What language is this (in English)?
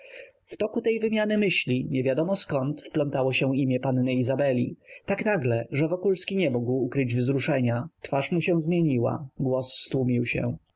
Polish